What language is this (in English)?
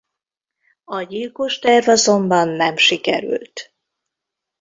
Hungarian